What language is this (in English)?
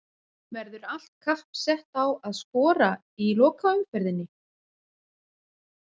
Icelandic